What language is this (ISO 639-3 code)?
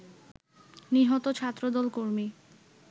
ben